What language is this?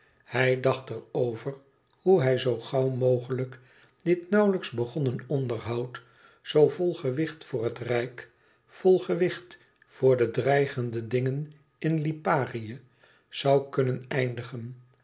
Dutch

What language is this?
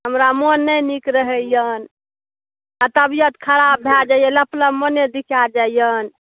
Maithili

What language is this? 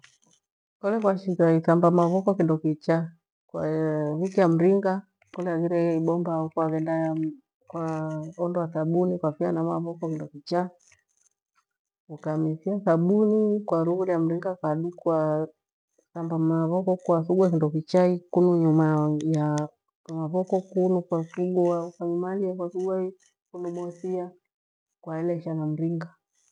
Gweno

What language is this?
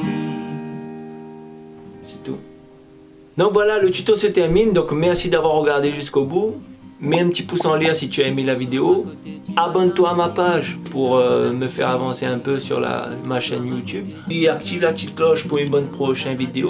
French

